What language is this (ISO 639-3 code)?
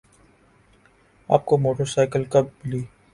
urd